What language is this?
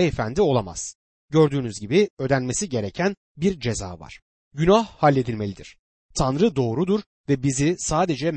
Turkish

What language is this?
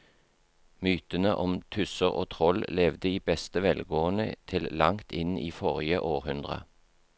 Norwegian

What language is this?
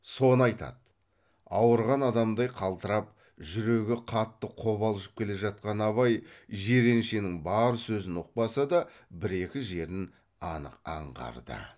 Kazakh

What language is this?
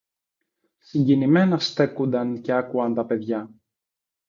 Greek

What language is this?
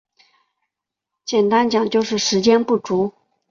Chinese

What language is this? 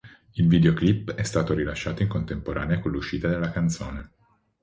Italian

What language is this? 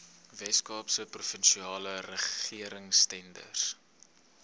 Afrikaans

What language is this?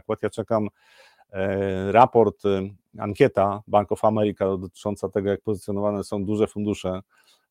Polish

